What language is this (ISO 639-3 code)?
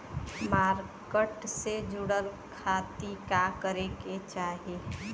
bho